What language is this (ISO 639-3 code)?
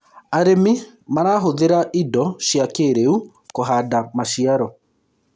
kik